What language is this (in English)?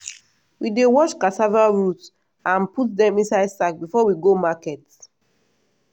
Nigerian Pidgin